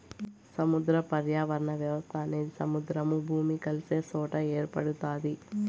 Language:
Telugu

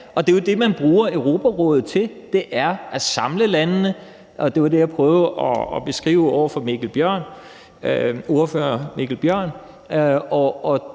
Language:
Danish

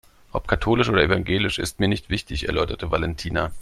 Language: German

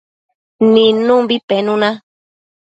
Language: Matsés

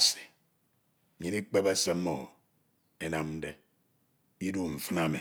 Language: Ito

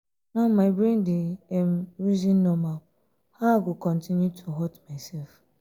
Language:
Nigerian Pidgin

